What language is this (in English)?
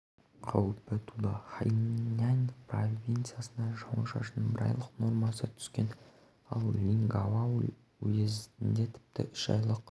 Kazakh